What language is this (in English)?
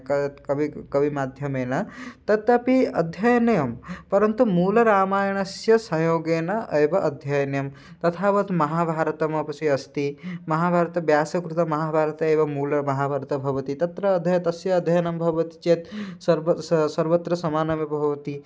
Sanskrit